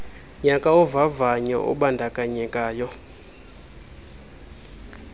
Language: Xhosa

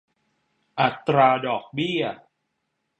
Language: Thai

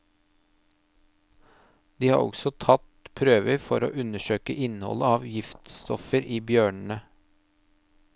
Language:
Norwegian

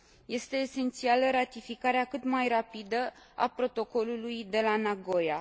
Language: Romanian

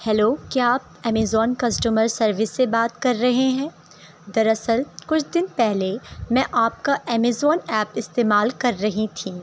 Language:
Urdu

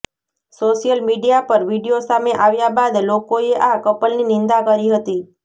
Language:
Gujarati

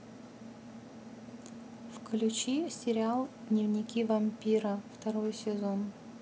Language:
Russian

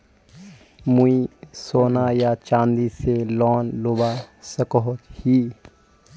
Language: Magahi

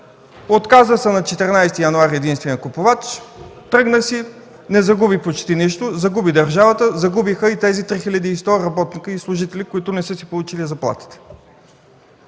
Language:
Bulgarian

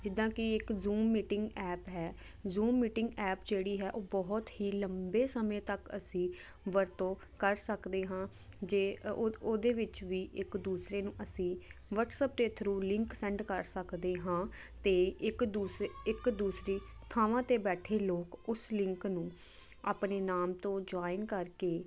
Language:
Punjabi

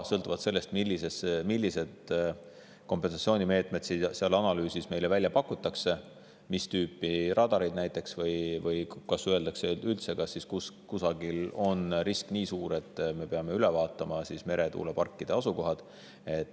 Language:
Estonian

